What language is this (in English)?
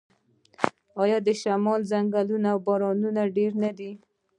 Pashto